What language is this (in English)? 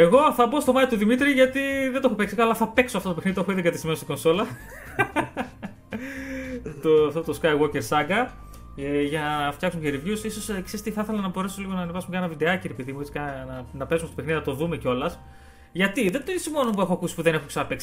Greek